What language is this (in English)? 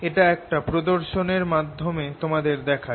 Bangla